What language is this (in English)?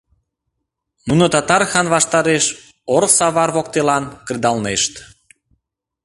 Mari